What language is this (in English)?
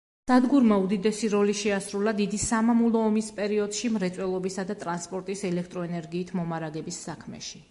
Georgian